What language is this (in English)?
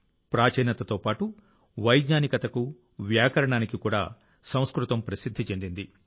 Telugu